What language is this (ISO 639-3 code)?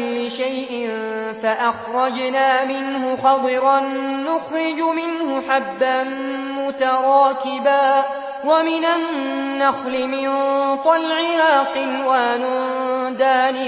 ara